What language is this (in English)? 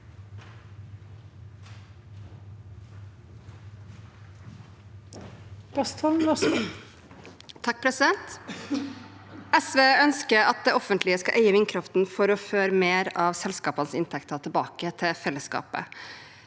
Norwegian